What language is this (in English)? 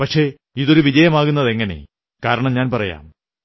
Malayalam